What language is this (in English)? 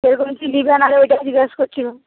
Bangla